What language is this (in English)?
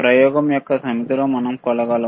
Telugu